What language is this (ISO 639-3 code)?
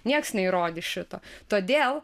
lit